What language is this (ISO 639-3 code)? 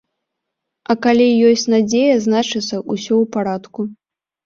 bel